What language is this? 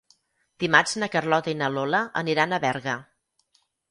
Catalan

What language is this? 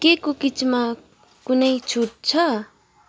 Nepali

